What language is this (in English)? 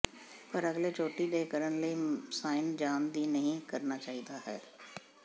Punjabi